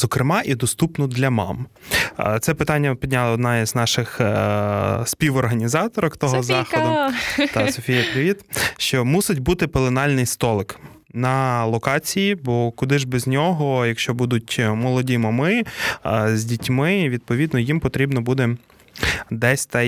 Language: Ukrainian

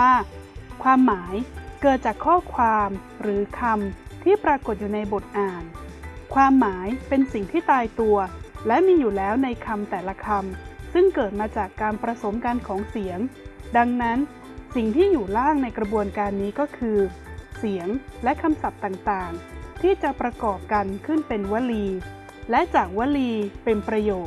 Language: Thai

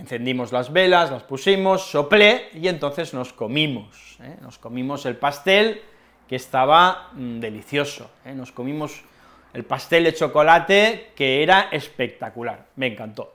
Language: Spanish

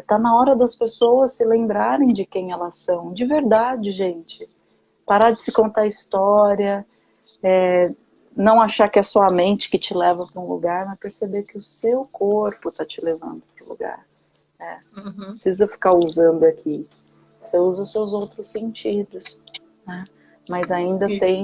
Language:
Portuguese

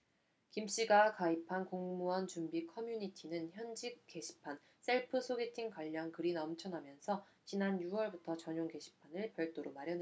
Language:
Korean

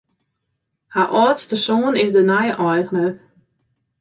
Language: Western Frisian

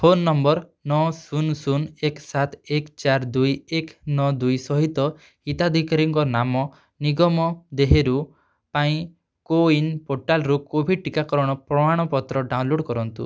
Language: Odia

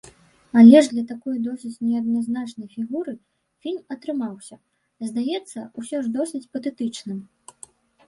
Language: Belarusian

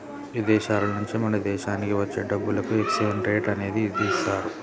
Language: Telugu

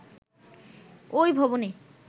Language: Bangla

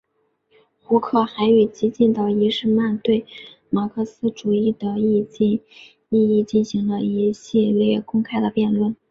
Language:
Chinese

